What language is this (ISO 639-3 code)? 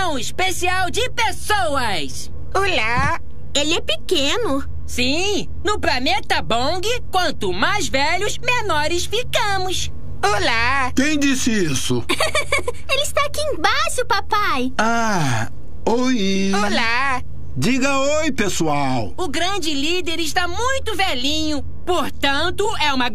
por